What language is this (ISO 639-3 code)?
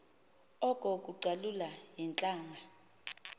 xho